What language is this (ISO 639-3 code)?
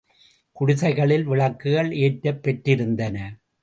tam